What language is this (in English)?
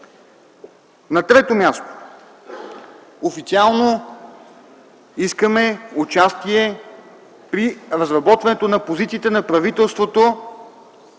Bulgarian